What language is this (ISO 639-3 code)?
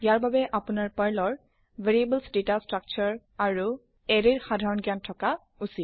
asm